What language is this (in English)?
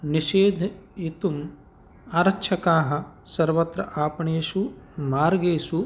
Sanskrit